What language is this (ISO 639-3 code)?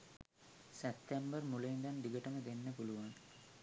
sin